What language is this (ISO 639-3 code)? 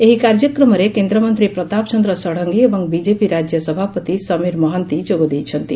ori